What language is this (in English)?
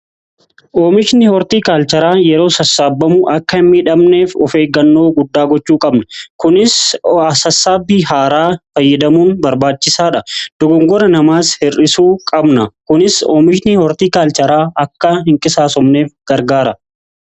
Oromo